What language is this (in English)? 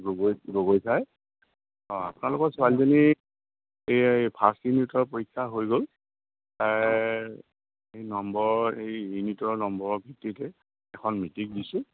Assamese